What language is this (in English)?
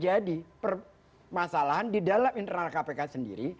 Indonesian